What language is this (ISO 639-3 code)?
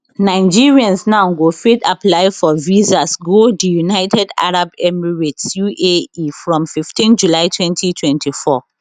pcm